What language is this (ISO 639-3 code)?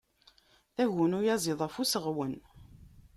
kab